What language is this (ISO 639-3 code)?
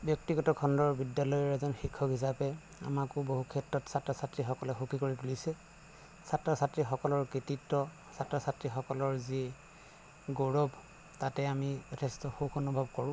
asm